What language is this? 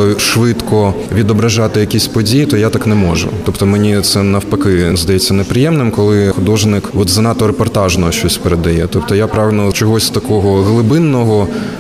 Ukrainian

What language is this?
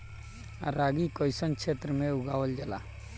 Bhojpuri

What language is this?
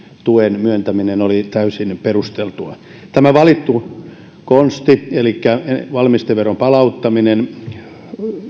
Finnish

